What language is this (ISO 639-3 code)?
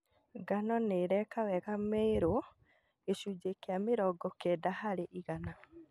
kik